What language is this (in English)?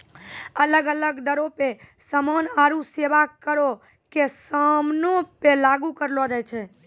Maithili